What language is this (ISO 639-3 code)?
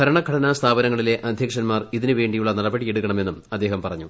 mal